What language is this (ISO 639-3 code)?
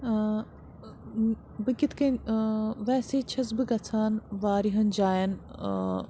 kas